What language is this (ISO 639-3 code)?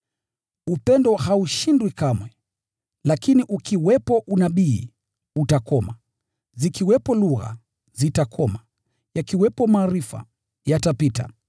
swa